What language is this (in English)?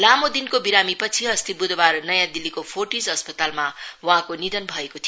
Nepali